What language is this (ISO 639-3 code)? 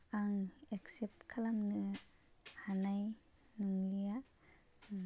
brx